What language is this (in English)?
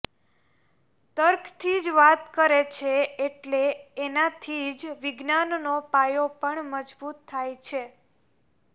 Gujarati